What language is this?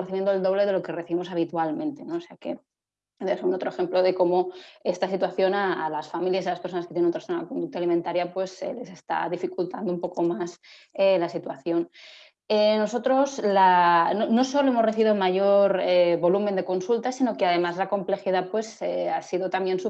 Spanish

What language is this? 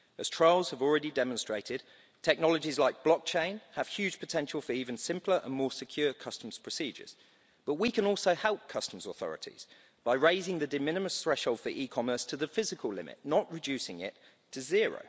English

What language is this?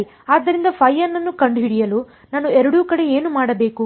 Kannada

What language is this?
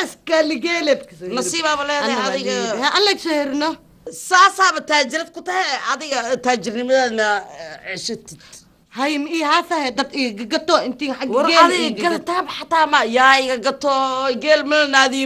Arabic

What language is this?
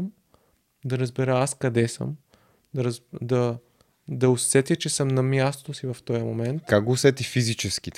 Bulgarian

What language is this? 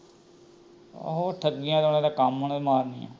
Punjabi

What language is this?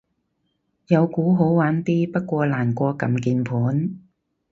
Cantonese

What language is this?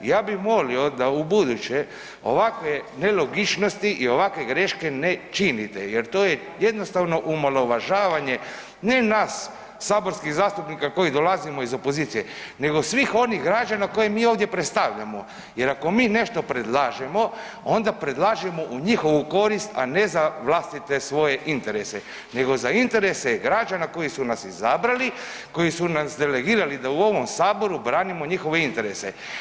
Croatian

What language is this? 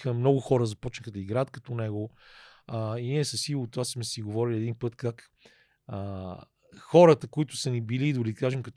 Bulgarian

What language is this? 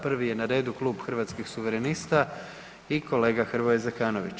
Croatian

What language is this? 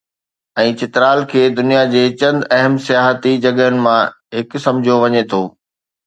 Sindhi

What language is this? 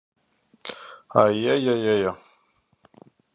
Latgalian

